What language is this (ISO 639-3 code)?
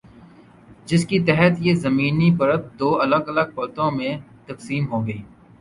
urd